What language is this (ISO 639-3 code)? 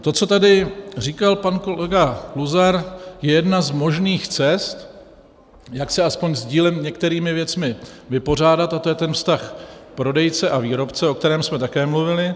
ces